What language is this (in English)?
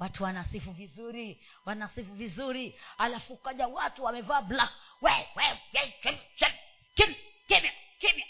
Swahili